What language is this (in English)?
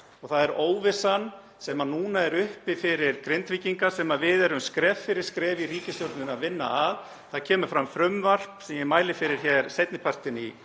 Icelandic